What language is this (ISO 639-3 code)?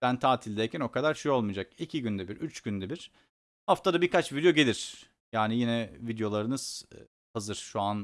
tur